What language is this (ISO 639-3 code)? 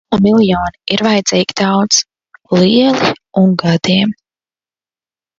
lav